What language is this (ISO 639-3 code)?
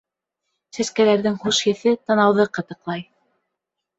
bak